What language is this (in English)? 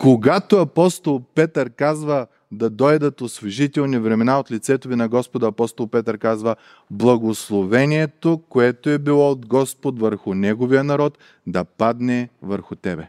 Bulgarian